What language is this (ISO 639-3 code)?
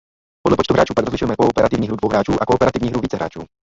ces